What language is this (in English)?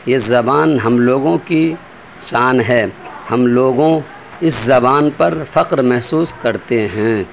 Urdu